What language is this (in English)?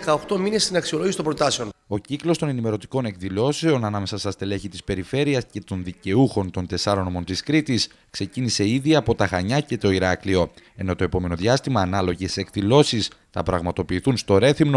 Greek